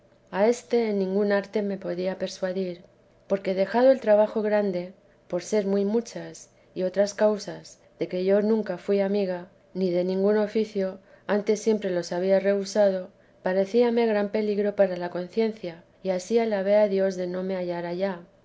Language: Spanish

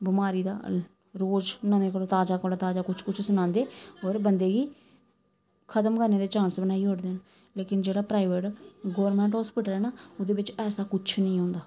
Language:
Dogri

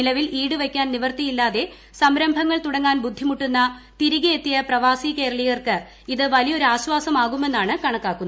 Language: Malayalam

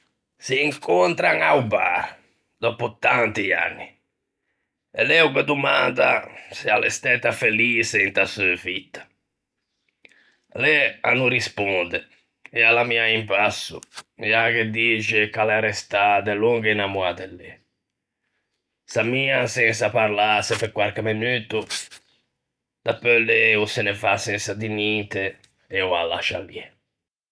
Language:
Ligurian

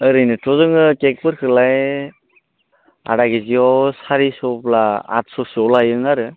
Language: Bodo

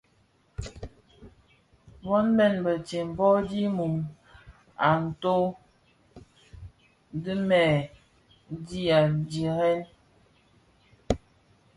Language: Bafia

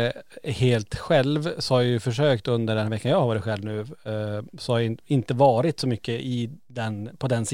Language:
Swedish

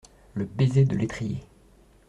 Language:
French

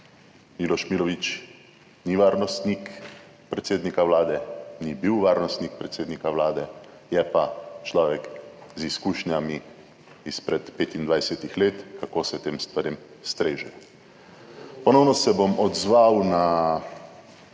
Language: Slovenian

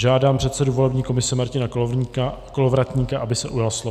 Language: Czech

